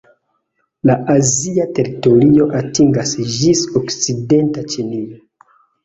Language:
Esperanto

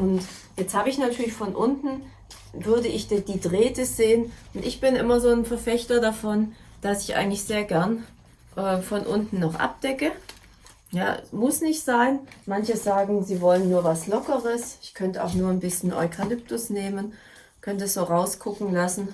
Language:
German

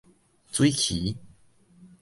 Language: Min Nan Chinese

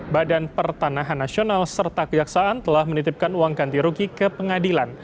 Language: Indonesian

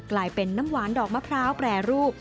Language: Thai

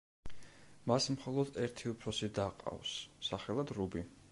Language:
Georgian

